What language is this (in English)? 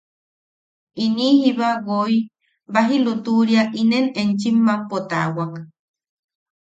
Yaqui